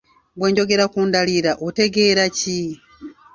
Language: Ganda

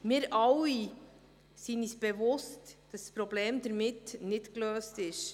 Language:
Swiss German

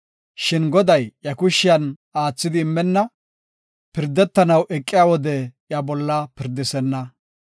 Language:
Gofa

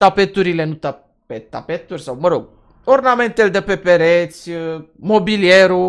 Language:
Romanian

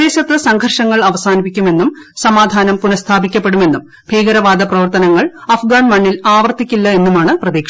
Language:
Malayalam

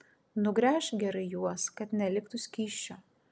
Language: Lithuanian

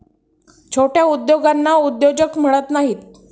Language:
Marathi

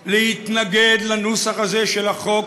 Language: Hebrew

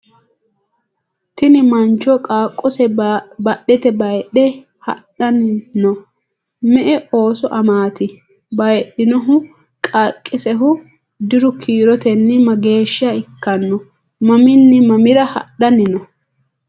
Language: Sidamo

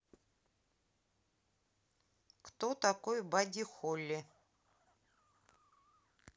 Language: Russian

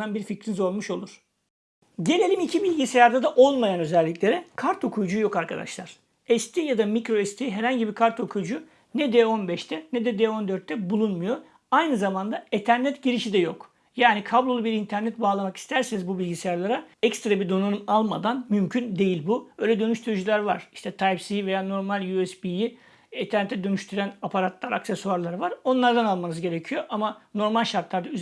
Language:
Turkish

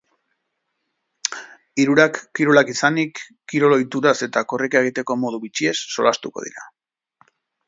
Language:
Basque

